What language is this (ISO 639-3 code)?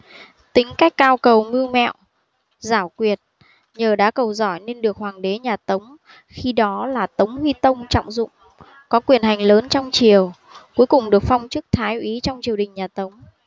vie